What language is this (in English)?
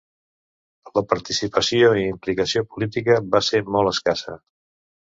Catalan